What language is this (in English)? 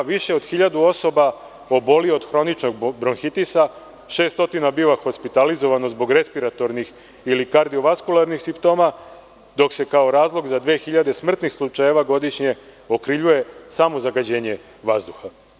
Serbian